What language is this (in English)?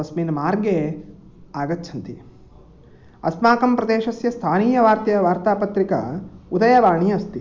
Sanskrit